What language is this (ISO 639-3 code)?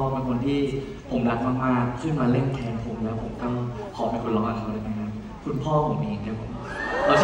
tha